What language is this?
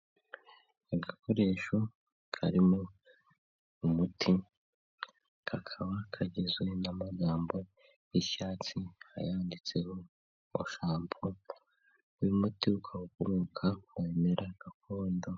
Kinyarwanda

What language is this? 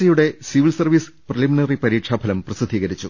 Malayalam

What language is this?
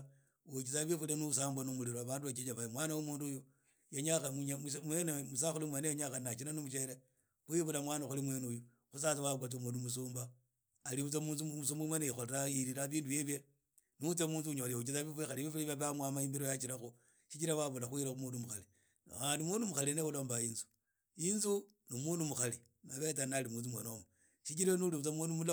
Idakho-Isukha-Tiriki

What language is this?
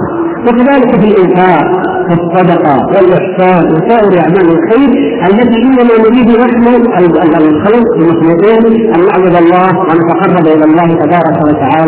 Arabic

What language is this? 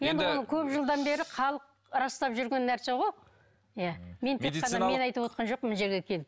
Kazakh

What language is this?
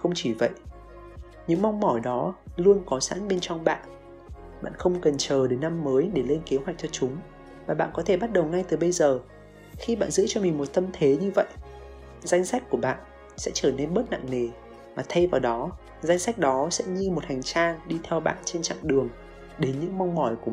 Vietnamese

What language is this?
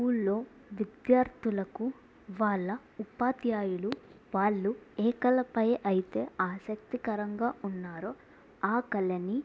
Telugu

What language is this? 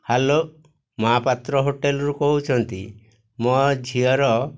Odia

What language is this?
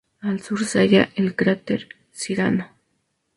Spanish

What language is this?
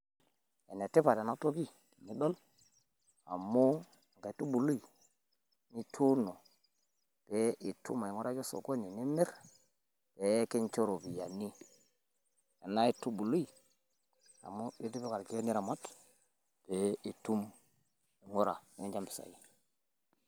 Masai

